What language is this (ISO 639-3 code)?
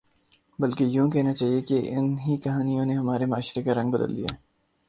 urd